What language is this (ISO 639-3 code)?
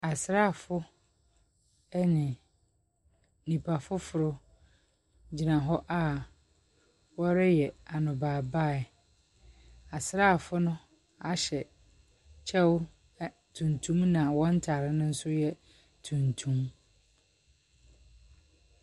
aka